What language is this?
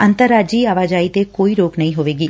Punjabi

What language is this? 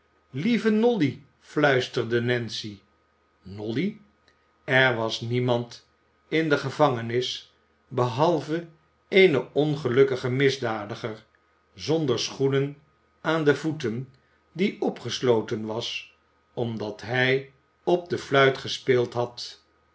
Dutch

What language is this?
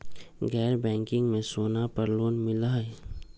Magahi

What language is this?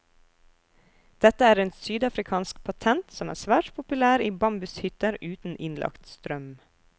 Norwegian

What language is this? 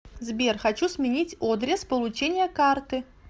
Russian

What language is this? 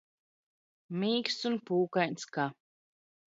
Latvian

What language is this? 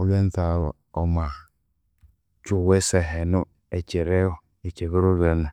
Konzo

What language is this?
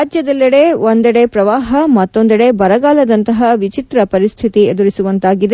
Kannada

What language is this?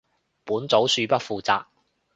Cantonese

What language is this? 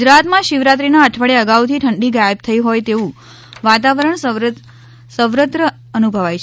Gujarati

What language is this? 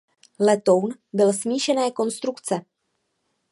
Czech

